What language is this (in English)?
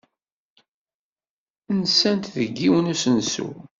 Kabyle